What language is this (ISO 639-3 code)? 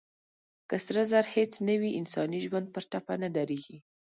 pus